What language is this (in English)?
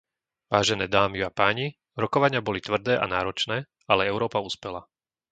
Slovak